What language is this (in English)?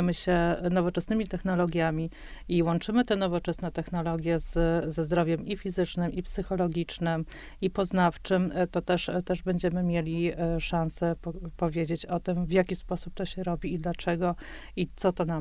Polish